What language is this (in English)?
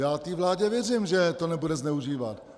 Czech